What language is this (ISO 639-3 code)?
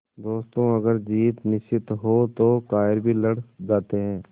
hin